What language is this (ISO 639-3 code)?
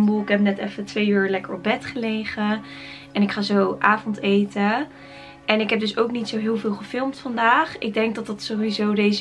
nld